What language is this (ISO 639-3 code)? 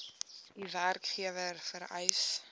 afr